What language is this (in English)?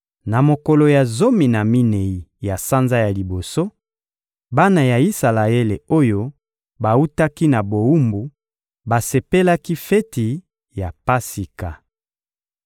Lingala